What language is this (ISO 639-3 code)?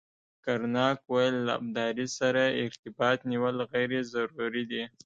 pus